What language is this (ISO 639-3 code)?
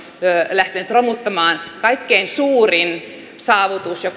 fin